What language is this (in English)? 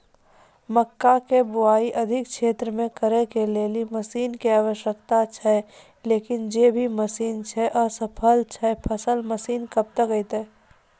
Maithili